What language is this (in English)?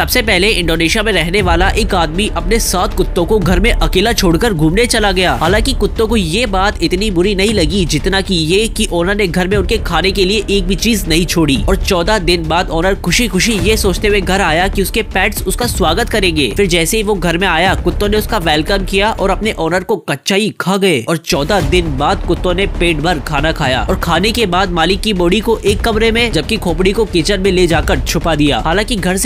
Hindi